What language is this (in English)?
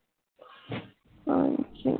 Punjabi